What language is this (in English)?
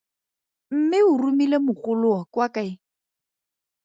Tswana